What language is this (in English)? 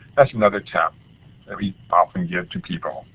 English